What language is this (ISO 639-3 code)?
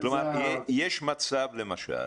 heb